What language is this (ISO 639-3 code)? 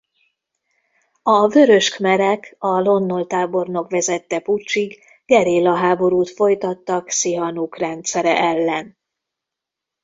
hun